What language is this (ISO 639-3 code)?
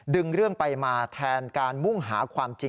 tha